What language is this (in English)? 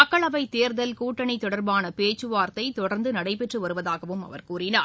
Tamil